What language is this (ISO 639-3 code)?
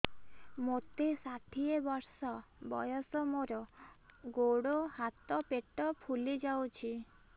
ori